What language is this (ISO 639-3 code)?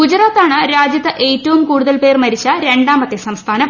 mal